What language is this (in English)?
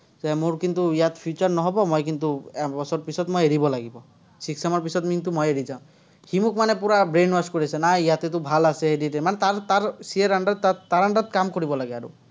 Assamese